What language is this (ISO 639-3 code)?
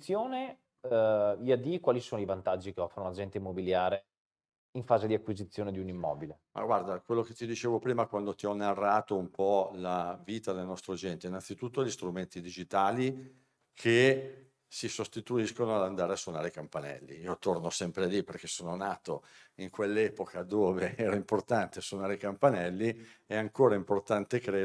ita